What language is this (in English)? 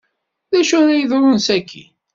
Kabyle